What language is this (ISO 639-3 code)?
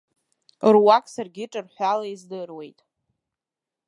abk